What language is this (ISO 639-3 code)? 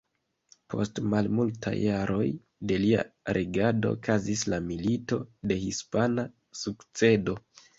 epo